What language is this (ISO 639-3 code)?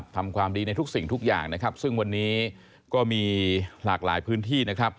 tha